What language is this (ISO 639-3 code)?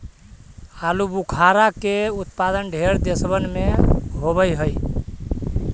mag